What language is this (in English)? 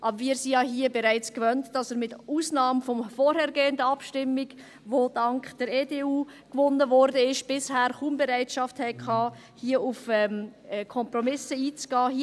Swiss German